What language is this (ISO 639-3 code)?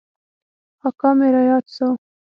pus